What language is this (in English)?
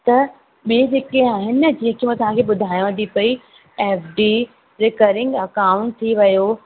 Sindhi